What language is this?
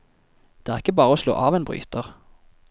Norwegian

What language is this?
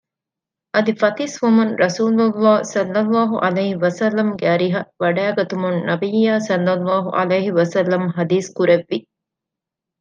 Divehi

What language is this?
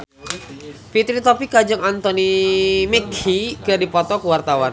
Sundanese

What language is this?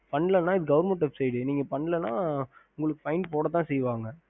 Tamil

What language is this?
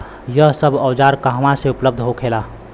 Bhojpuri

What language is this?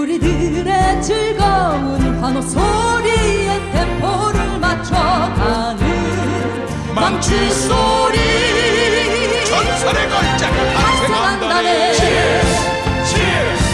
Korean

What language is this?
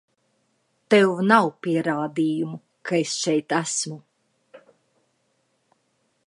Latvian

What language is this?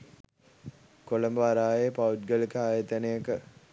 Sinhala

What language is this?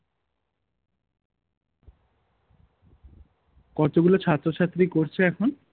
Bangla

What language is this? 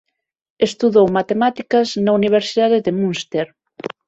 Galician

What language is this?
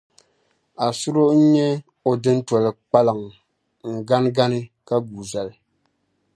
Dagbani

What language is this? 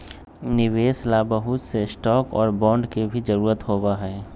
Magahi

